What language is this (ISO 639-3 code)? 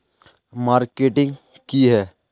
mag